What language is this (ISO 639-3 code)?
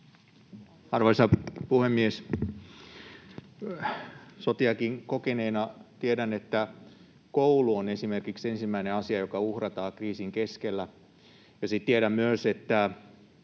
fin